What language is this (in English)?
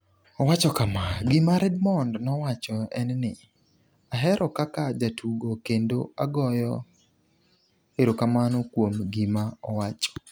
Luo (Kenya and Tanzania)